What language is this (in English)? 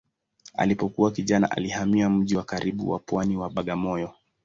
Swahili